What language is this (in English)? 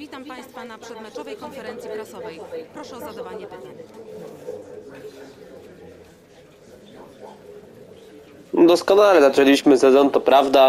Polish